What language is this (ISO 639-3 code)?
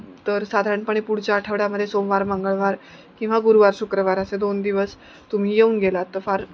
mar